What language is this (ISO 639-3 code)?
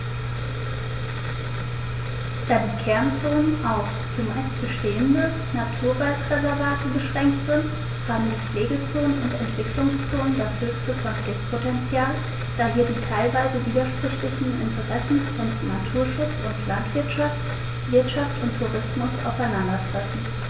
deu